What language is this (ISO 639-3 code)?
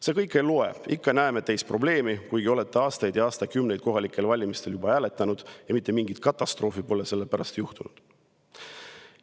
est